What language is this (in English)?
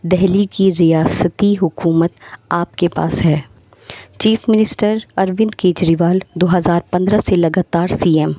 Urdu